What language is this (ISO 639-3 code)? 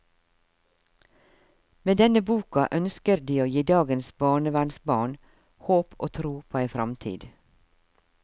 nor